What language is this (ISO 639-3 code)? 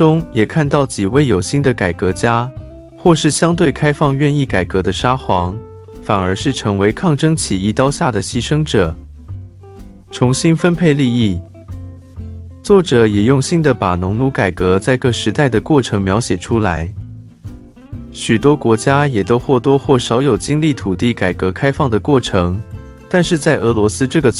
zho